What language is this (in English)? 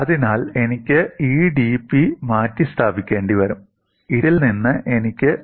Malayalam